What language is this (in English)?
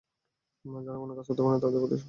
Bangla